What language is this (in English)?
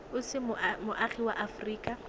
Tswana